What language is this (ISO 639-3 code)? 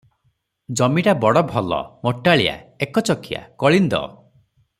ori